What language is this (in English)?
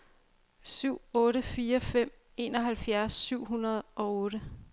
Danish